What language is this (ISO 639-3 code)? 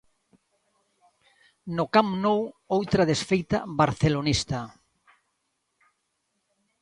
glg